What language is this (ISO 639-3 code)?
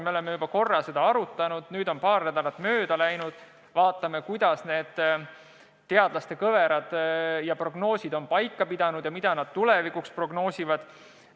est